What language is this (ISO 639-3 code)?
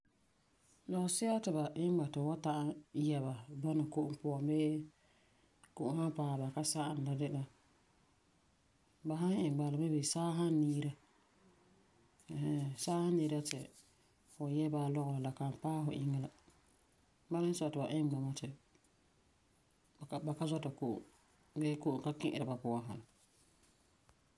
gur